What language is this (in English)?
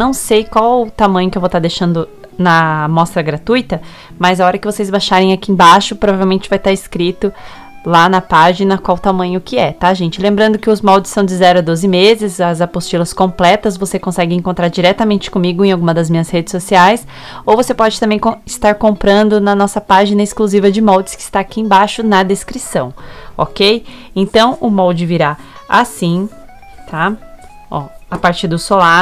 Portuguese